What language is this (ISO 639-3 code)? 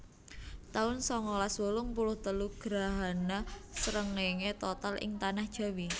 jav